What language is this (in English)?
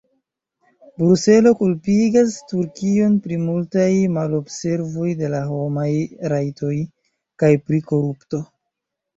Esperanto